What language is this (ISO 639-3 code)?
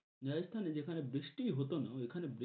ben